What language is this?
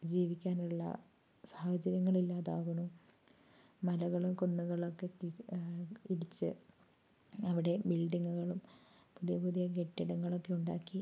Malayalam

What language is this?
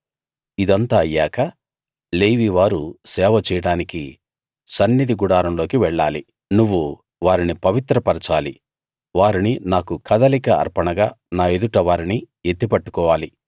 Telugu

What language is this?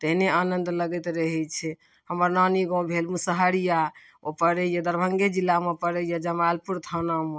Maithili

